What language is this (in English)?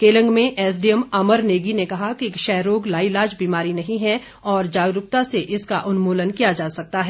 Hindi